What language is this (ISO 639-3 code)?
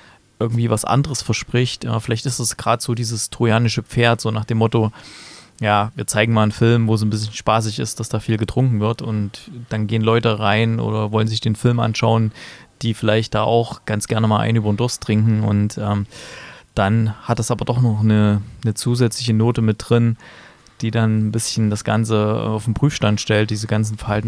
deu